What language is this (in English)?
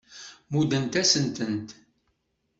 Kabyle